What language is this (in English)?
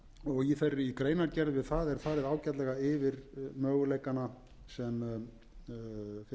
Icelandic